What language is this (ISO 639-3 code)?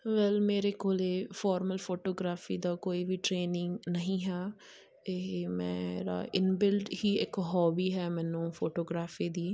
pan